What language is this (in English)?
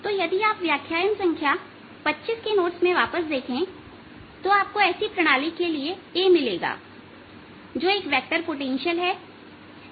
Hindi